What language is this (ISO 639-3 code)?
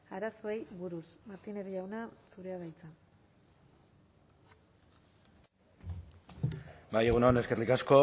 eus